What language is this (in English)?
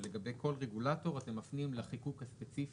Hebrew